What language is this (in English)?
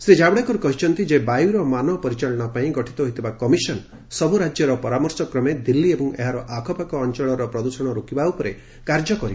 Odia